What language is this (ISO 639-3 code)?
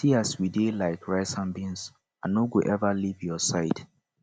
pcm